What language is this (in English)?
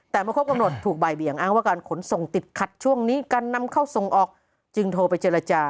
Thai